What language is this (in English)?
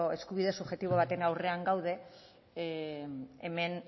Basque